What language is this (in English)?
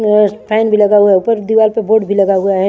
Hindi